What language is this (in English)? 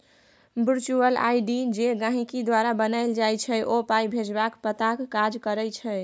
Maithili